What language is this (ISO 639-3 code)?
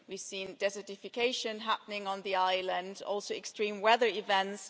eng